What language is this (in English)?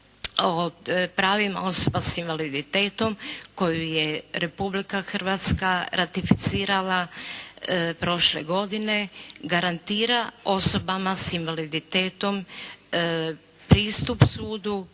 Croatian